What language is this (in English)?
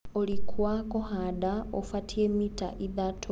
Kikuyu